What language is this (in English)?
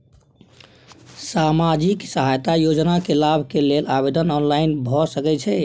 Maithili